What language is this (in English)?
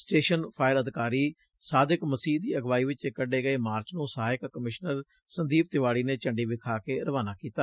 Punjabi